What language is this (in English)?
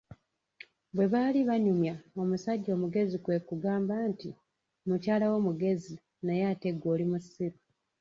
Ganda